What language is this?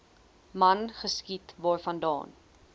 Afrikaans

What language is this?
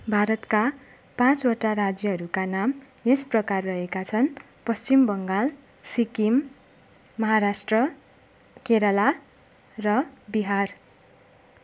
Nepali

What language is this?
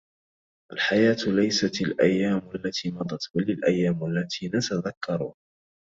Arabic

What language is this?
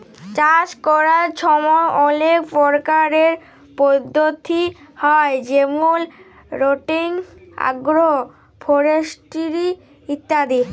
Bangla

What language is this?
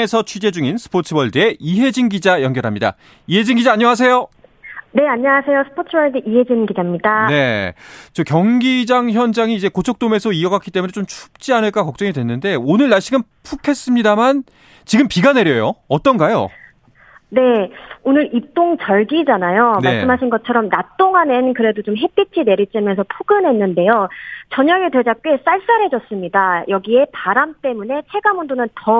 Korean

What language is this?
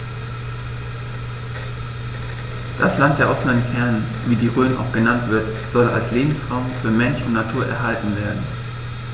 German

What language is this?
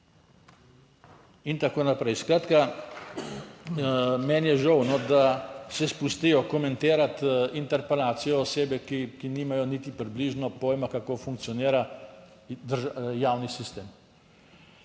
Slovenian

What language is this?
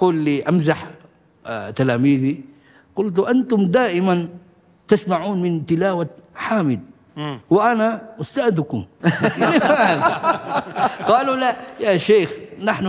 Arabic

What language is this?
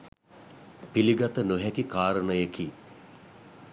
Sinhala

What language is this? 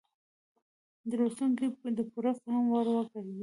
Pashto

